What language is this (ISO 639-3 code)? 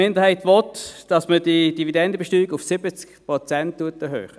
gsw